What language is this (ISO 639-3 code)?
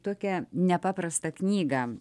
lit